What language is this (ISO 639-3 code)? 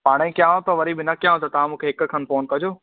snd